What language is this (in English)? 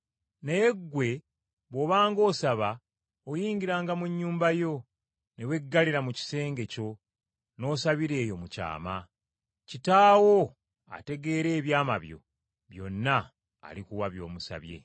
Ganda